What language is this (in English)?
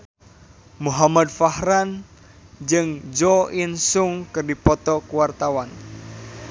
Sundanese